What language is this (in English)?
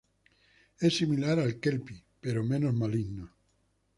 Spanish